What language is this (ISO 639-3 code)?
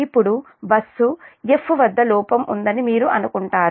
tel